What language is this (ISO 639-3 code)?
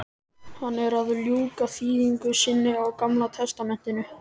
isl